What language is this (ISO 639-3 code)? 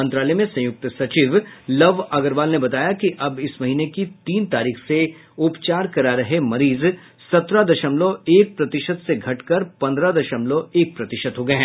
hin